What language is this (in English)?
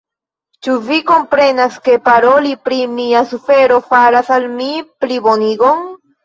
Esperanto